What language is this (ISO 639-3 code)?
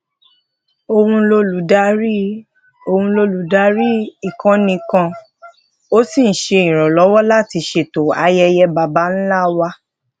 yor